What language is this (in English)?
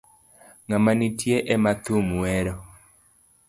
Luo (Kenya and Tanzania)